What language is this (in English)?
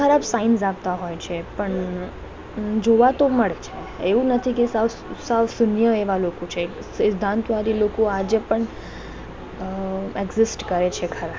Gujarati